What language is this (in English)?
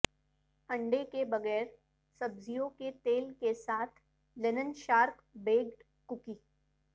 Urdu